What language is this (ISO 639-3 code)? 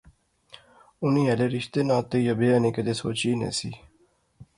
phr